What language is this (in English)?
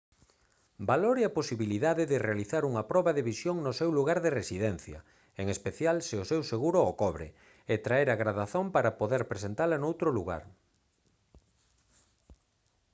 Galician